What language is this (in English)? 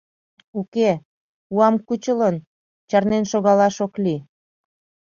Mari